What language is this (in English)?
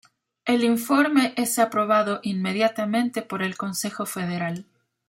Spanish